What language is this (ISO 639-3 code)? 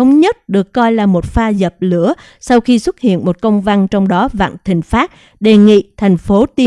vie